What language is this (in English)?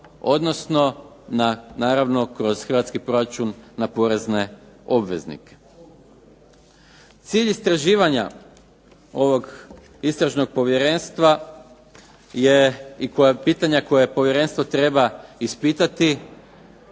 Croatian